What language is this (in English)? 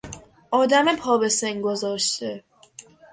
Persian